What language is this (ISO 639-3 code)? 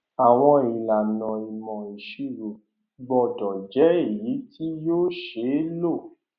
yor